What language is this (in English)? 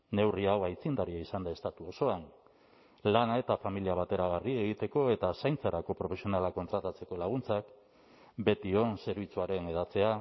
Basque